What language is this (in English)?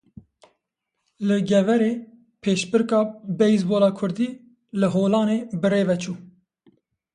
Kurdish